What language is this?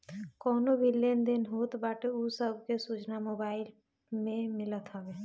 Bhojpuri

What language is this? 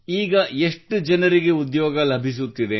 Kannada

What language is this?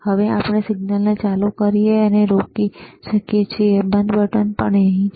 Gujarati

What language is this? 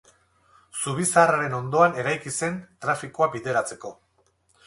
Basque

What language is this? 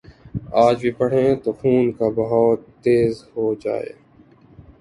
Urdu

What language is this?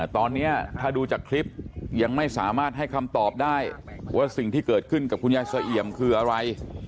Thai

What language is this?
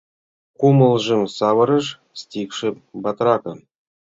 Mari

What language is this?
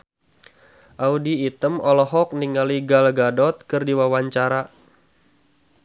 Sundanese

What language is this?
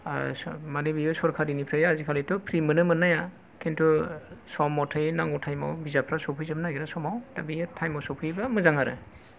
Bodo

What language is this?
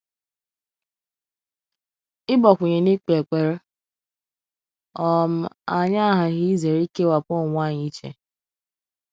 Igbo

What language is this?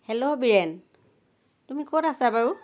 Assamese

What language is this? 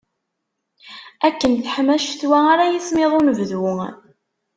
Kabyle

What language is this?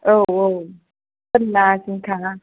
Bodo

